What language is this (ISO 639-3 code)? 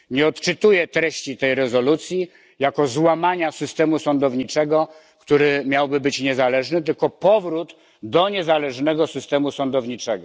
pol